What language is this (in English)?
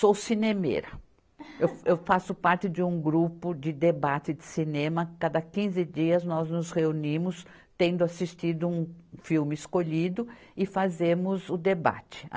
Portuguese